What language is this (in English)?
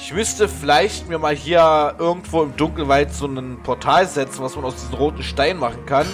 German